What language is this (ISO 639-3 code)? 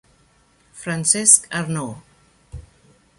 ita